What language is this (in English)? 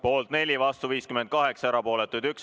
Estonian